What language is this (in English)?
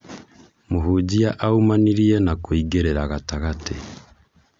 Kikuyu